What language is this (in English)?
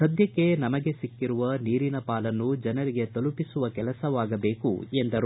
Kannada